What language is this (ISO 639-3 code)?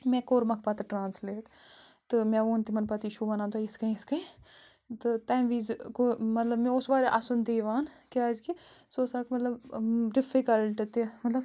kas